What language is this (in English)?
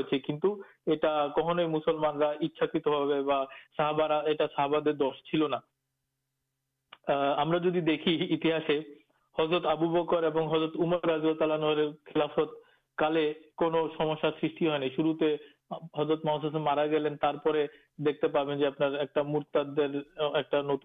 Urdu